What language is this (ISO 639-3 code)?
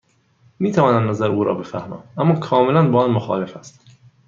fas